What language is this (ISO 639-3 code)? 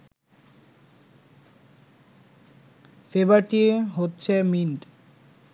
ben